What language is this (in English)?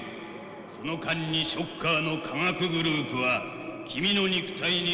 Japanese